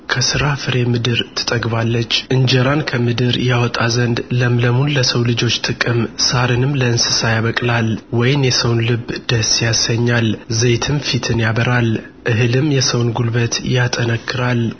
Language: Amharic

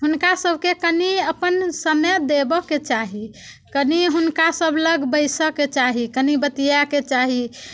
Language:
Maithili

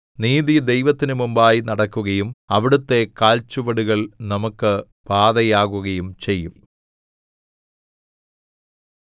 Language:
Malayalam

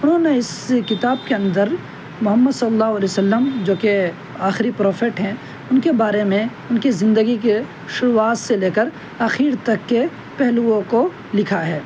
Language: Urdu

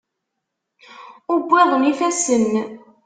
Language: Kabyle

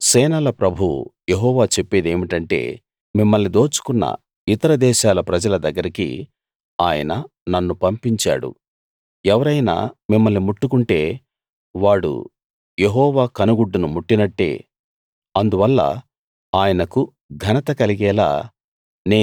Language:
Telugu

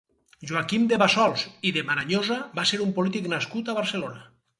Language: Catalan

